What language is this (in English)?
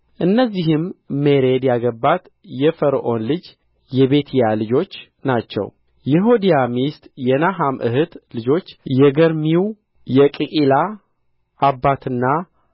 Amharic